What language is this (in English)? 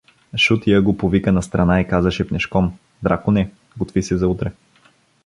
Bulgarian